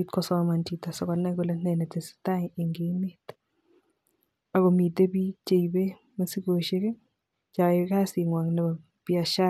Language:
Kalenjin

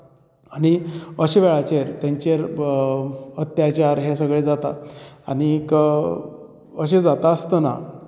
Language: Konkani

